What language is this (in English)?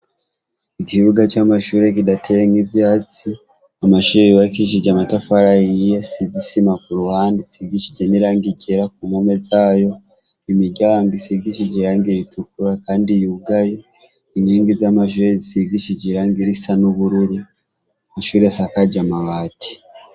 Rundi